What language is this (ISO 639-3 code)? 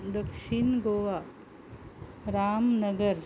kok